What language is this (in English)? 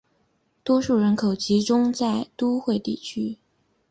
Chinese